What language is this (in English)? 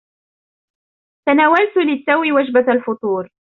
Arabic